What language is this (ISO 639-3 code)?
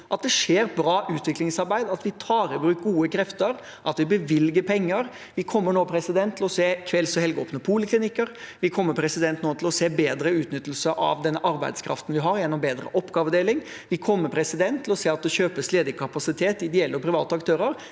nor